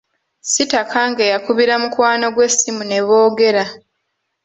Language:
Ganda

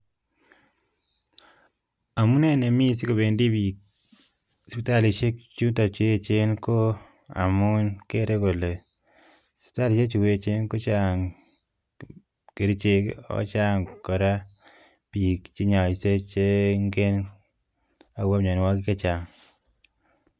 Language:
Kalenjin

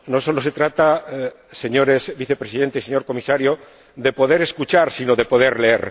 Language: Spanish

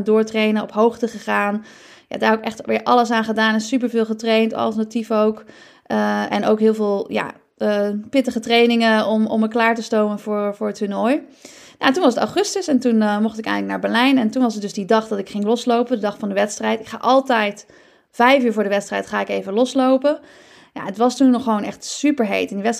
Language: Dutch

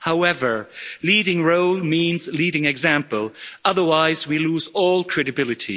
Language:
English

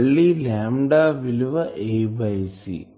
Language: Telugu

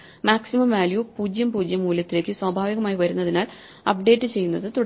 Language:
Malayalam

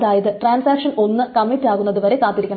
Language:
Malayalam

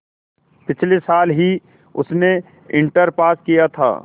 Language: Hindi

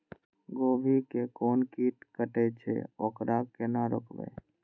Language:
Maithili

